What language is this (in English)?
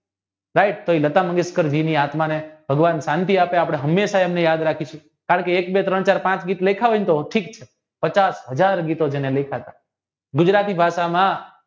Gujarati